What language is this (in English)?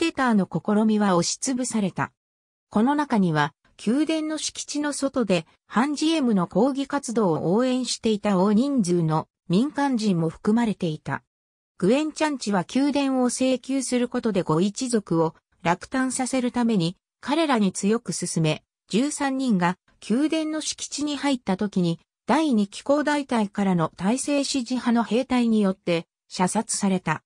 Japanese